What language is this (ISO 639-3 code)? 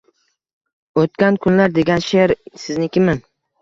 uzb